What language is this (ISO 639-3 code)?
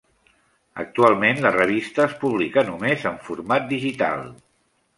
cat